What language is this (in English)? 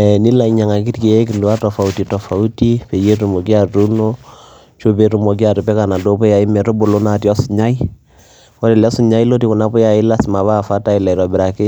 Masai